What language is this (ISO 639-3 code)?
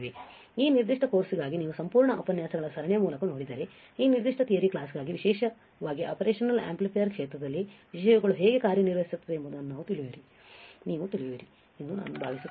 kan